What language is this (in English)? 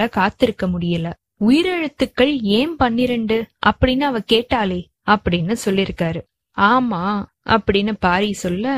Tamil